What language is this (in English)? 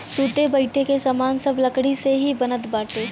Bhojpuri